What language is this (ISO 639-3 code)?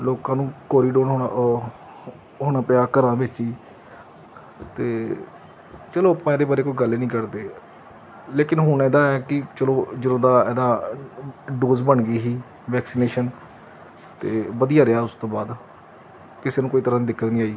pan